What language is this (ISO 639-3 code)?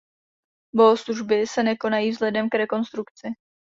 ces